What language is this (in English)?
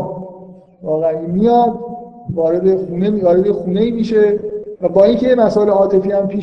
Persian